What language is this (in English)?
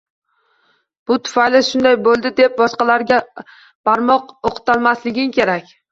Uzbek